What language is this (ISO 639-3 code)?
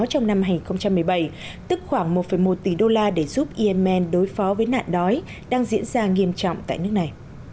vie